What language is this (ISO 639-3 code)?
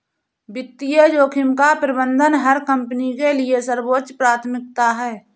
hin